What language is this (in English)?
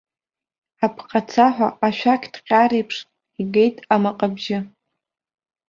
Abkhazian